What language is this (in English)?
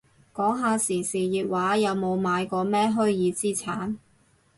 Cantonese